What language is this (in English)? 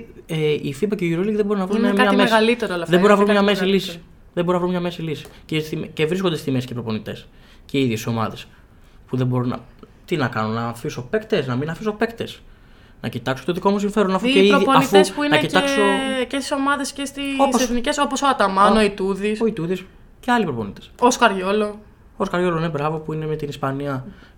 Greek